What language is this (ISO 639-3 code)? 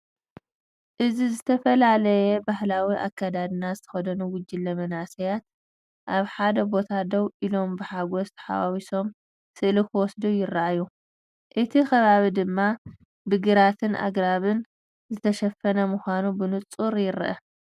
tir